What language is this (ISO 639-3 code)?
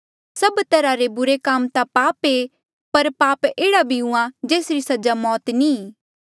mjl